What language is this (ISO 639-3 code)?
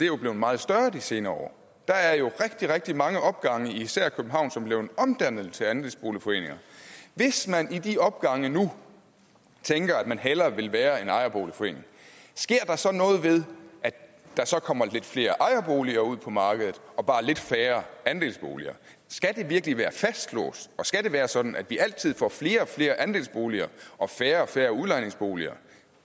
dan